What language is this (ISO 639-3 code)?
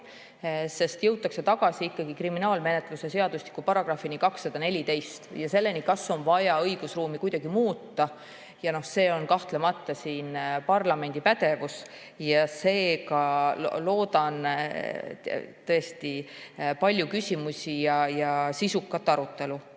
est